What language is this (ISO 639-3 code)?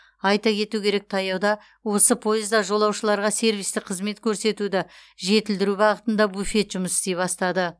kaz